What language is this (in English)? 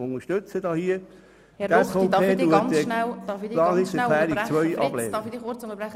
Swiss German